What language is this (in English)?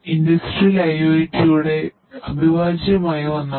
Malayalam